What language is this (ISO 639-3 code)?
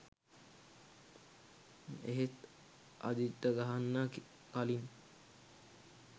sin